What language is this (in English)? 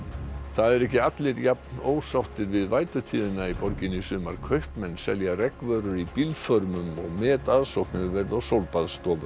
Icelandic